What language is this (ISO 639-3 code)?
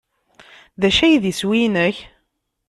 kab